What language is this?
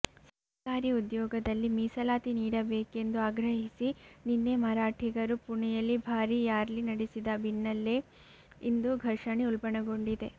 Kannada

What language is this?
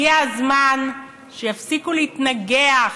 Hebrew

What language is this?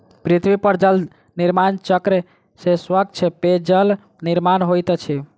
Maithili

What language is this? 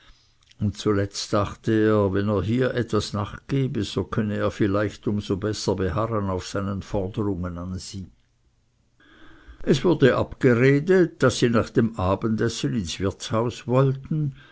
German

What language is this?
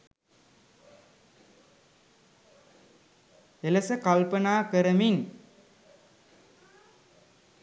Sinhala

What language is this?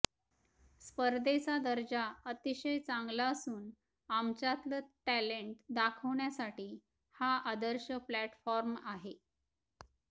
Marathi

